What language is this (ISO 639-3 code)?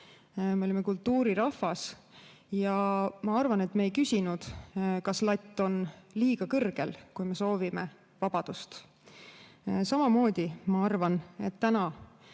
est